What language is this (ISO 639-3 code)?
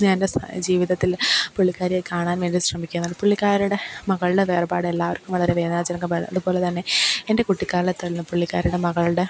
mal